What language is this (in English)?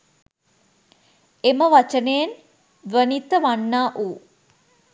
Sinhala